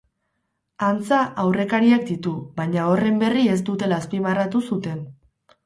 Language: Basque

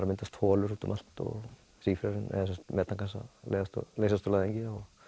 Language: Icelandic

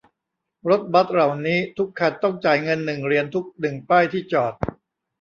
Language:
Thai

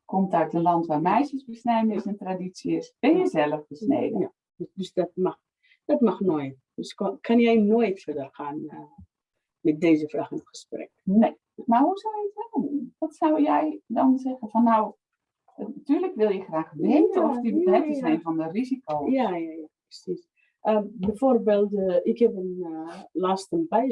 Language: Dutch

